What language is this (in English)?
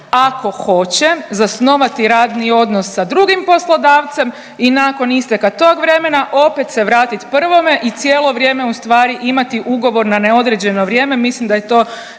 Croatian